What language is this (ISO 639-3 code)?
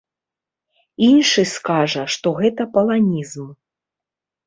bel